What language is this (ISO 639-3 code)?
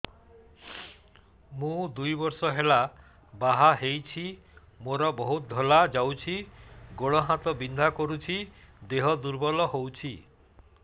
ori